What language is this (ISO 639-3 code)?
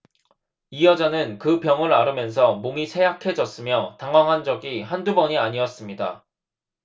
kor